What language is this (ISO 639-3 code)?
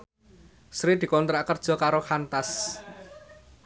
jav